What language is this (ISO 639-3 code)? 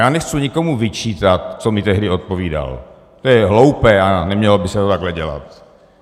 ces